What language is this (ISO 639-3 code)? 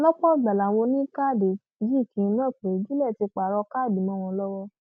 yor